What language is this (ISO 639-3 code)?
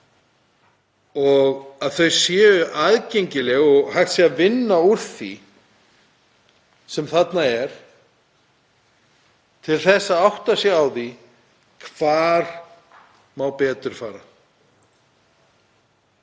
isl